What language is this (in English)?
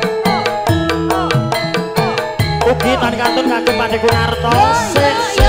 Indonesian